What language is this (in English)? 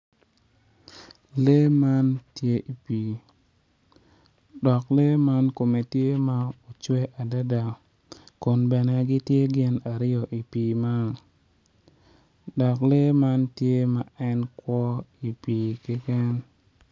Acoli